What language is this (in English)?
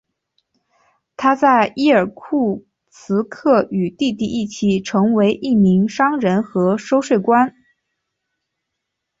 Chinese